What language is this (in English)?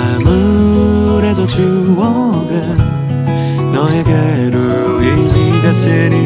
Korean